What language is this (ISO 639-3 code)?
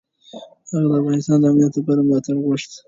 pus